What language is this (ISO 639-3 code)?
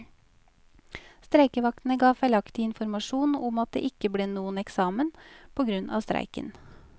nor